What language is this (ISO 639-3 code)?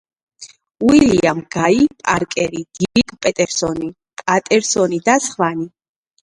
kat